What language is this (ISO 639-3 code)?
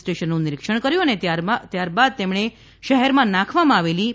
guj